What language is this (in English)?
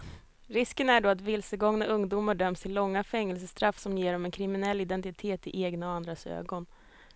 Swedish